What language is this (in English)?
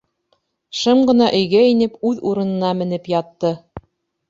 Bashkir